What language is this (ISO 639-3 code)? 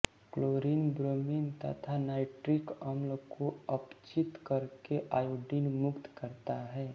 hin